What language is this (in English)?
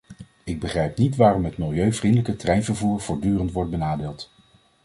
Dutch